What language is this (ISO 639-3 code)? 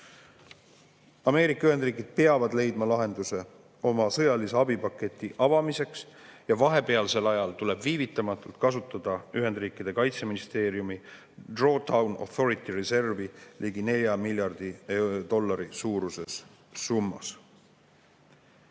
est